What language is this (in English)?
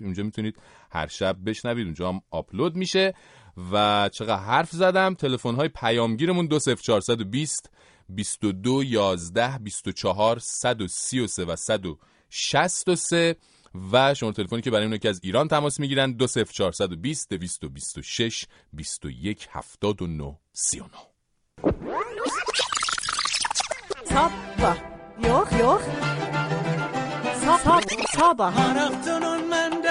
Persian